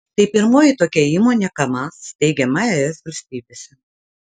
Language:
Lithuanian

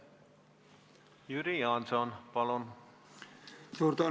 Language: Estonian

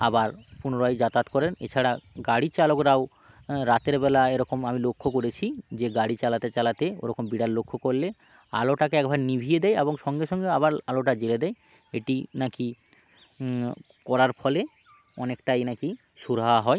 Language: Bangla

